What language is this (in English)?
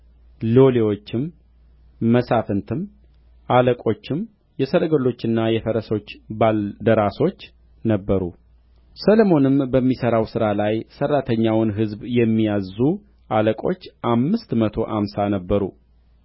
Amharic